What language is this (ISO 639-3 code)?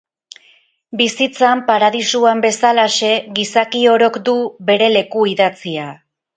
eus